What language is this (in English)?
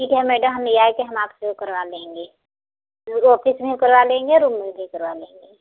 Hindi